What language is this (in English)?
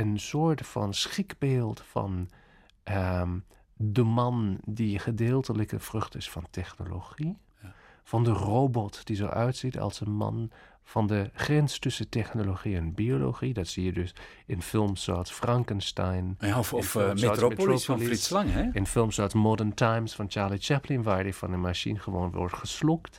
Dutch